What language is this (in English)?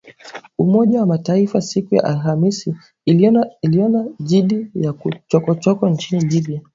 Swahili